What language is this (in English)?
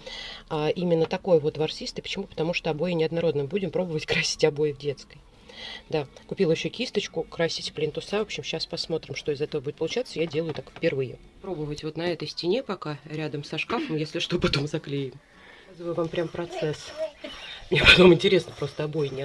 Russian